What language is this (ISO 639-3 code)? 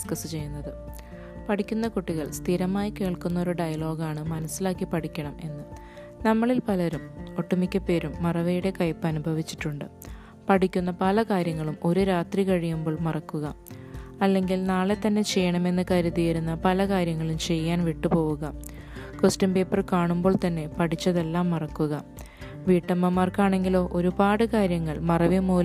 mal